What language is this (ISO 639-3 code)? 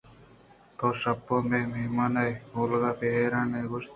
bgp